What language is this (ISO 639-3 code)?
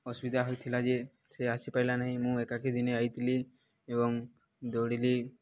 ori